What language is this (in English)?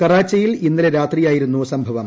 Malayalam